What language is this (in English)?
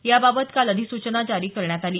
Marathi